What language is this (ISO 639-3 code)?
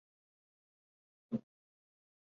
zho